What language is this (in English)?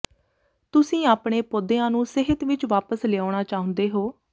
Punjabi